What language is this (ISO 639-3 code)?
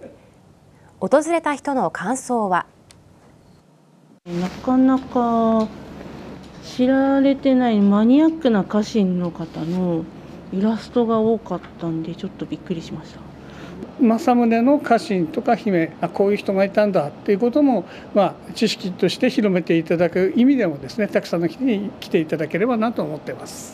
jpn